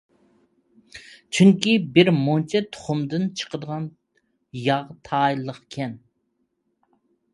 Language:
Uyghur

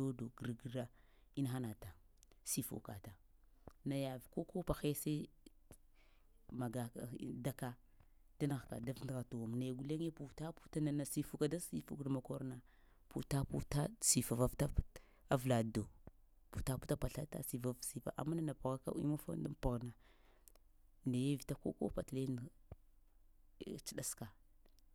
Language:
Lamang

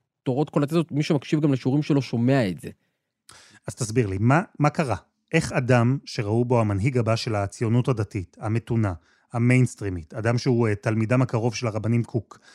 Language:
Hebrew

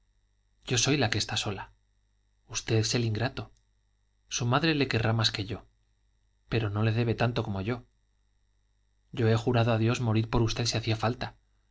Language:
Spanish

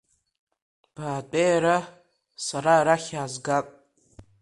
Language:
Abkhazian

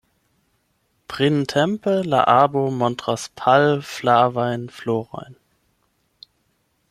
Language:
Esperanto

